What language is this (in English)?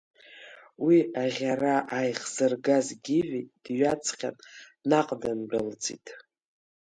Abkhazian